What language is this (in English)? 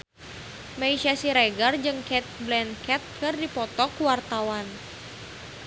Sundanese